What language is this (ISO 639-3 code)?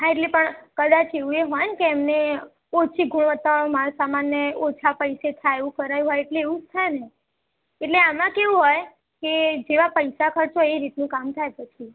guj